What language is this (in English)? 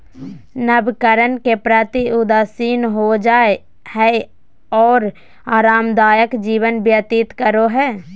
Magahi